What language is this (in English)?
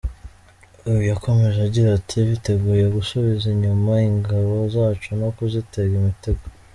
Kinyarwanda